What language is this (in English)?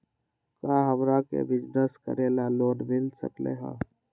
Magahi